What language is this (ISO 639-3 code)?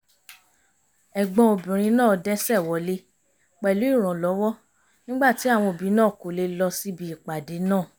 yor